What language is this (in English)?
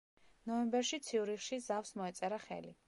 Georgian